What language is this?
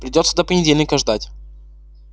Russian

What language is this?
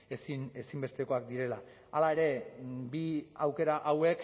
Basque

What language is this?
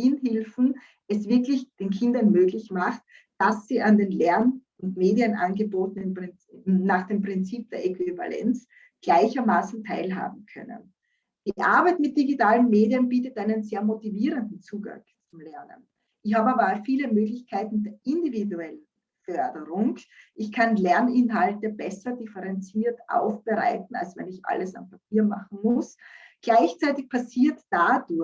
German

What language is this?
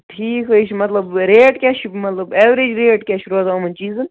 Kashmiri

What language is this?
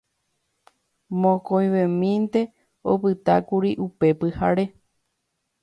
Guarani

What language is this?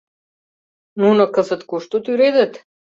Mari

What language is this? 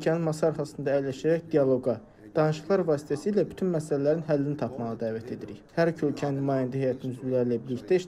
Turkish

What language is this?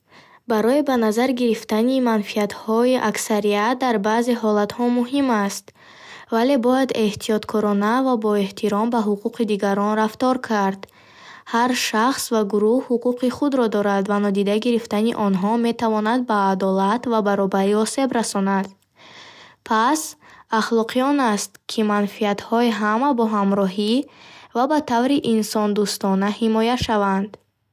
Bukharic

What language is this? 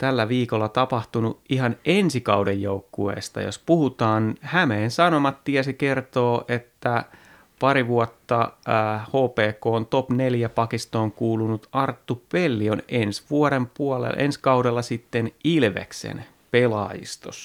Finnish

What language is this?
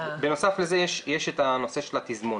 Hebrew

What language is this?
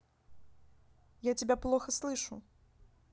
Russian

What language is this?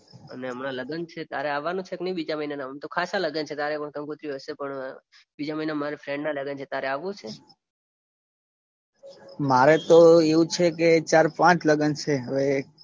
Gujarati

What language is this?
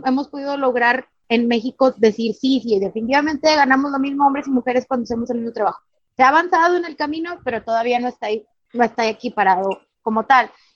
Spanish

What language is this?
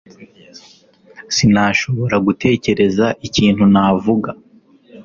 Kinyarwanda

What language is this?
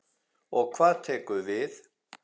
Icelandic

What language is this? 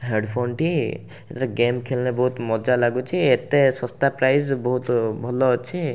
Odia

